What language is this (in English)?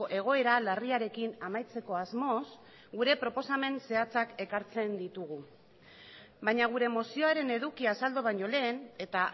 Basque